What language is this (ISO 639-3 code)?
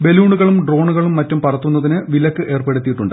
mal